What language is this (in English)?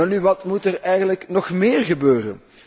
Dutch